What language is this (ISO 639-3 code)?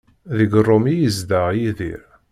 kab